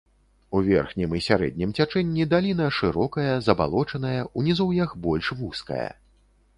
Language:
Belarusian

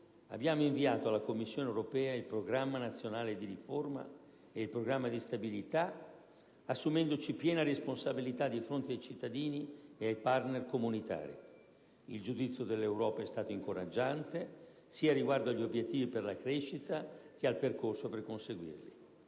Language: Italian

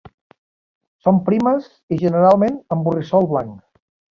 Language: Catalan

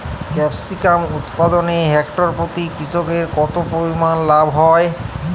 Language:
Bangla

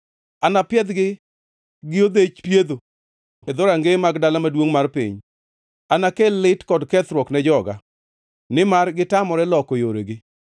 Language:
Luo (Kenya and Tanzania)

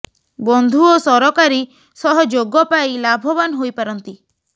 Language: Odia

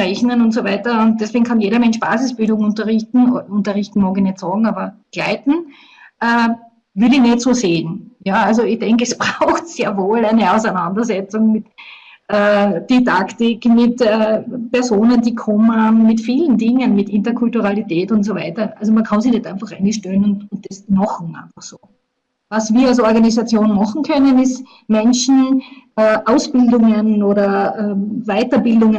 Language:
German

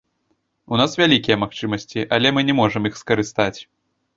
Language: Belarusian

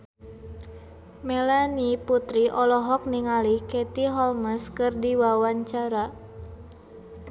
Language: Sundanese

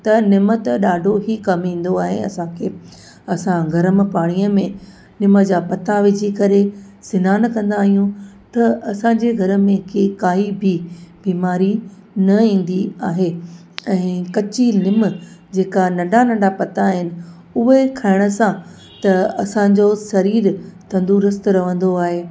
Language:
Sindhi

